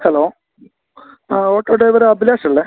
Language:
Malayalam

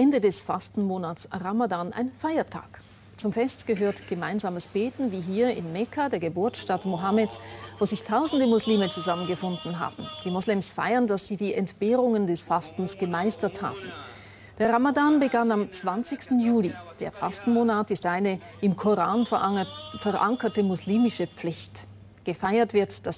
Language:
German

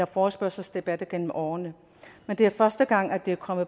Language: Danish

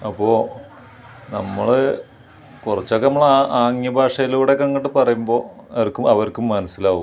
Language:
Malayalam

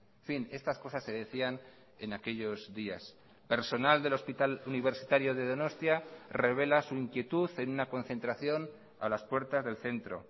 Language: Spanish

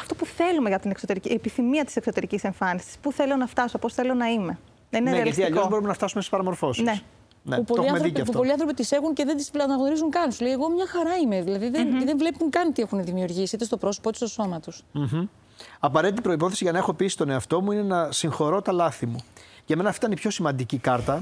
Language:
Greek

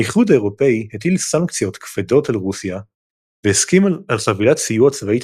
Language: Hebrew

